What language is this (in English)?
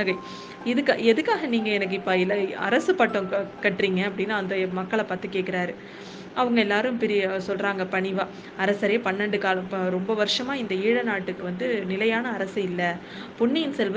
Tamil